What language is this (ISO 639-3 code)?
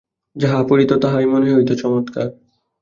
ben